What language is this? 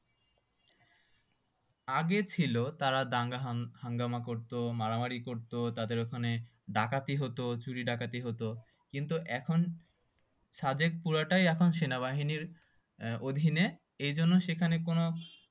Bangla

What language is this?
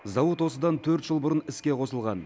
Kazakh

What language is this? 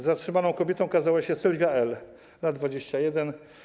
Polish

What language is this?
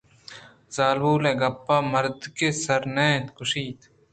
Eastern Balochi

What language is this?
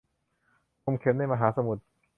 Thai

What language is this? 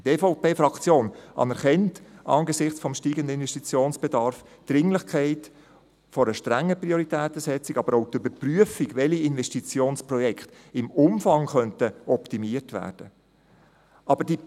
Swiss German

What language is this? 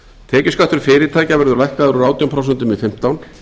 Icelandic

